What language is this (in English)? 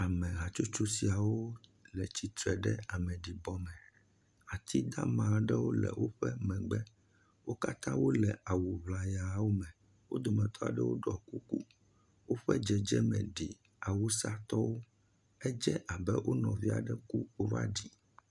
Ewe